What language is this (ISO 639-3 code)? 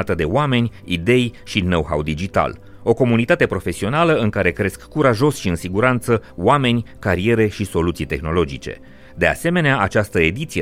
ron